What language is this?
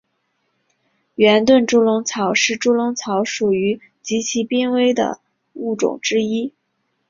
Chinese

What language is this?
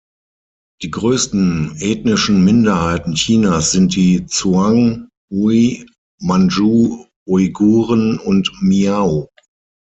German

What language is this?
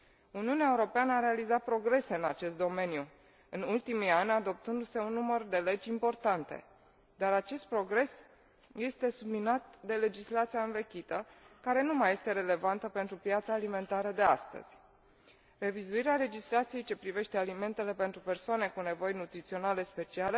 Romanian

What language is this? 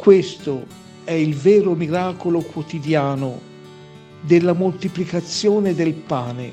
Italian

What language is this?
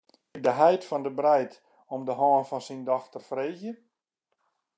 Western Frisian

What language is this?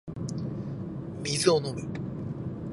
Japanese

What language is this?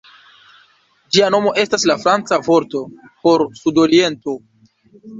Esperanto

